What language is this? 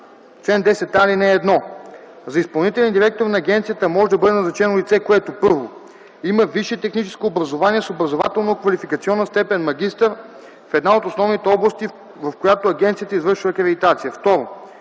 Bulgarian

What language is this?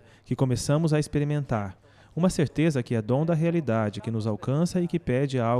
Portuguese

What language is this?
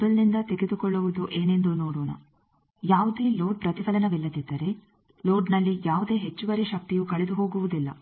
Kannada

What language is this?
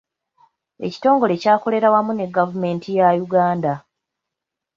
Ganda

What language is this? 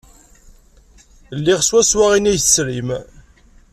Kabyle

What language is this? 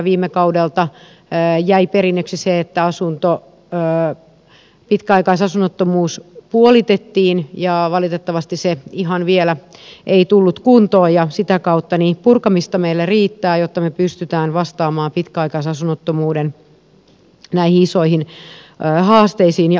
Finnish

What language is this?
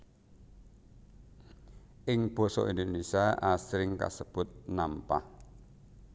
Javanese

